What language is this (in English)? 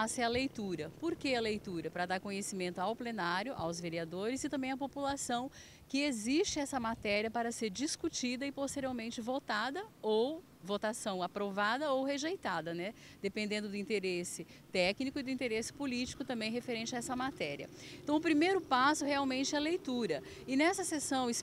Portuguese